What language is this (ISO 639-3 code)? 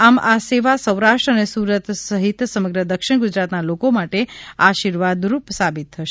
guj